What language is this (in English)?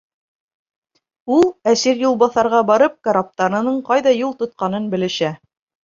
Bashkir